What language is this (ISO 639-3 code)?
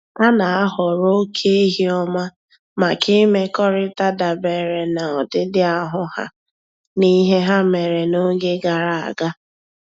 ibo